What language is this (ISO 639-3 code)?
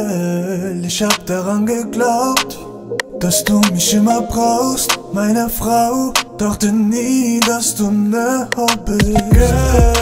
kor